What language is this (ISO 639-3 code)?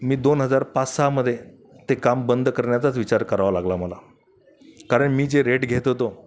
mar